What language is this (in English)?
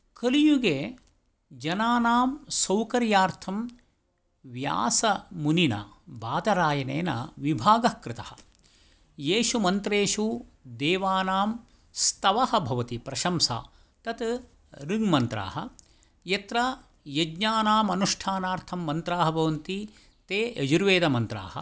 Sanskrit